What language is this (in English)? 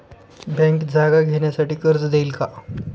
Marathi